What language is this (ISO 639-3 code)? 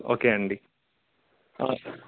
tel